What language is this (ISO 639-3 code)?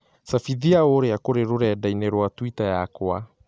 kik